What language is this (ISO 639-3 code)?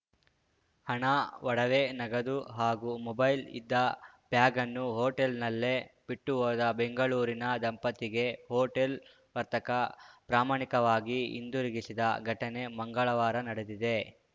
kan